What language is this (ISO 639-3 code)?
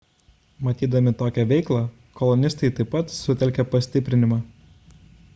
lit